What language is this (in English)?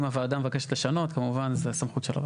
Hebrew